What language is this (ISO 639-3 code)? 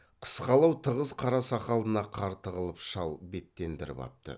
kaz